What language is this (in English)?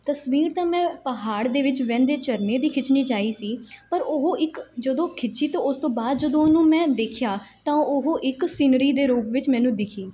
Punjabi